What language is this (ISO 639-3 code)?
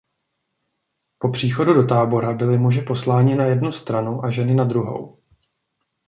ces